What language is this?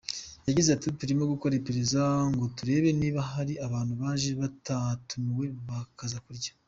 Kinyarwanda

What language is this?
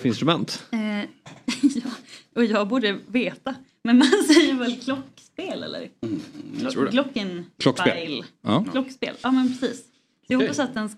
Swedish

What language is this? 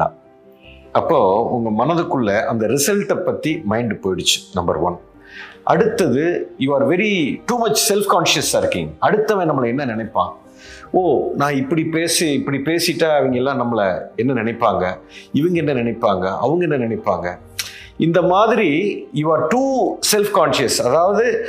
Tamil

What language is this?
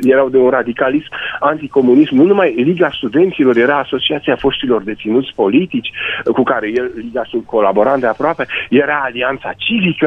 Romanian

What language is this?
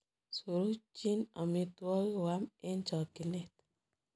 Kalenjin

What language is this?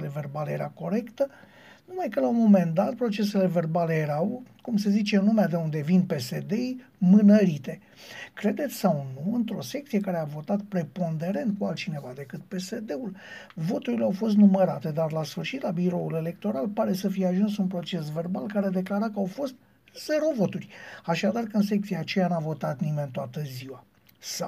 Romanian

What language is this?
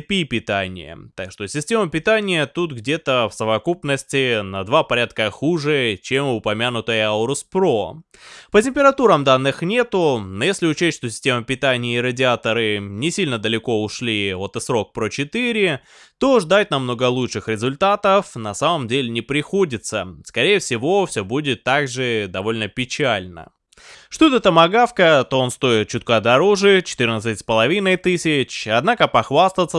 Russian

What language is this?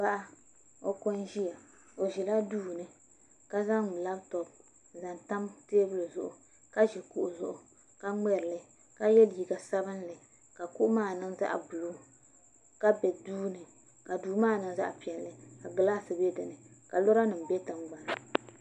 Dagbani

